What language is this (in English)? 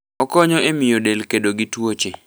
Luo (Kenya and Tanzania)